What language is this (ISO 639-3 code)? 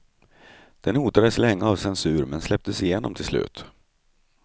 swe